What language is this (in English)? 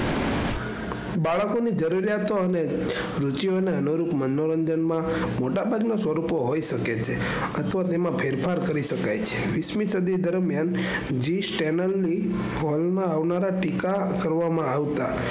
Gujarati